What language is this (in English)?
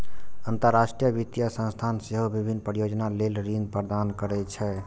Maithili